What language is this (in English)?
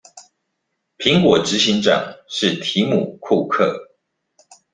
Chinese